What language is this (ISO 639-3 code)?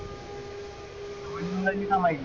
mar